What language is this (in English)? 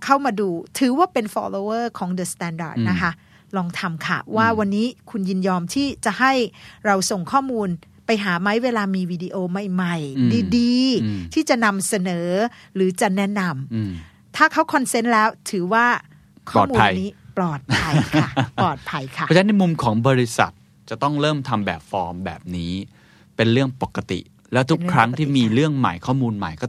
Thai